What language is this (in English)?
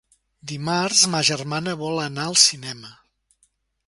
Catalan